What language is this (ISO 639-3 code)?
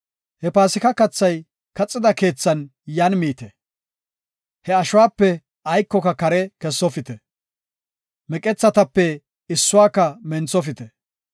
gof